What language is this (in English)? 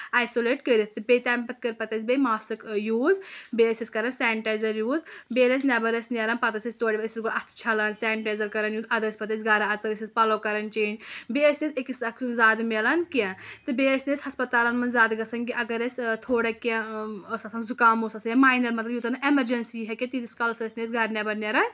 Kashmiri